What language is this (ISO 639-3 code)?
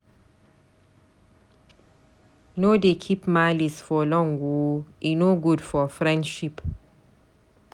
pcm